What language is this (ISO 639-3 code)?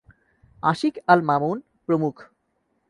ben